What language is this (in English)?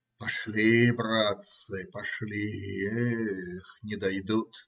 Russian